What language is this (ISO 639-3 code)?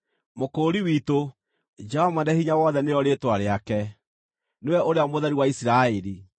kik